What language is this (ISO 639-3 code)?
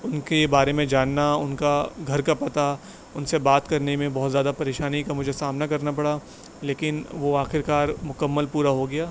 urd